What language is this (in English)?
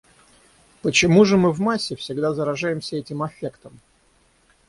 Russian